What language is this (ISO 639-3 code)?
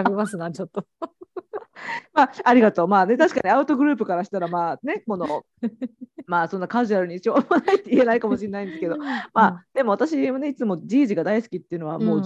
jpn